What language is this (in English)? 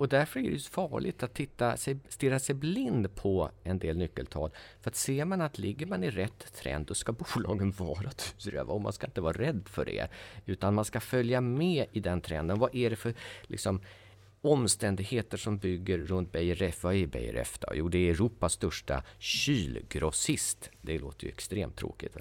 Swedish